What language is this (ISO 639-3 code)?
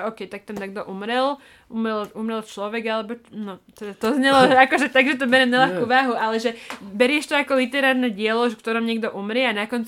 slk